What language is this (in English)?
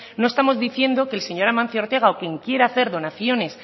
Spanish